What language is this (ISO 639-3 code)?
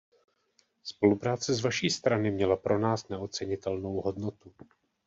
ces